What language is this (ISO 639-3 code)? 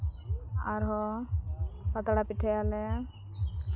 sat